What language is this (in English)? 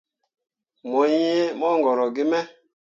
Mundang